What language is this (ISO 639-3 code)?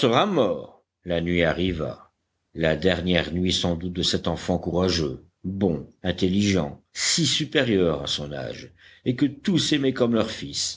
fra